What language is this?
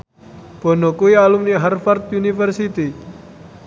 Javanese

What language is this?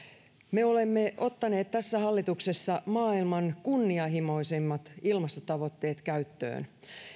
Finnish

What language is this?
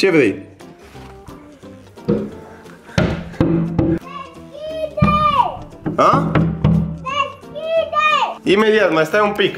Romanian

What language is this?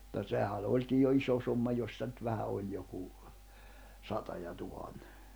Finnish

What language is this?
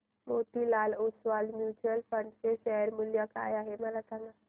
Marathi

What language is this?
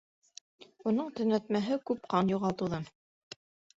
Bashkir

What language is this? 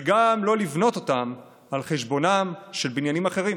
Hebrew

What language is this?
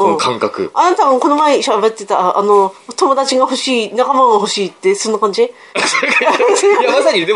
Japanese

